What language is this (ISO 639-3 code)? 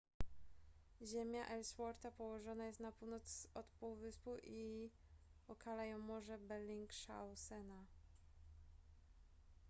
pol